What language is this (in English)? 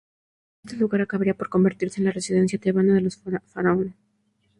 Spanish